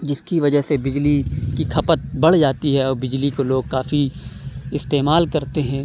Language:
Urdu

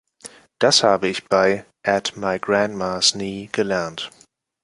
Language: German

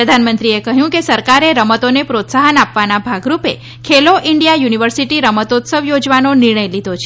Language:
Gujarati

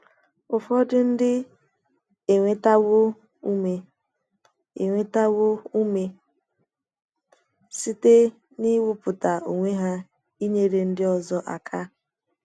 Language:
Igbo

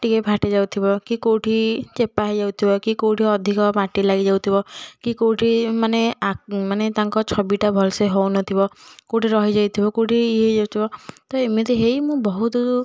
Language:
Odia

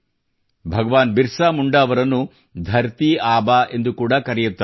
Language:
Kannada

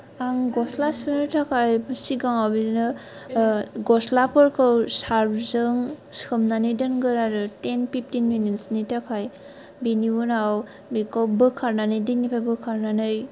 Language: Bodo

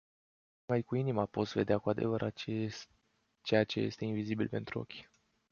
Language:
Romanian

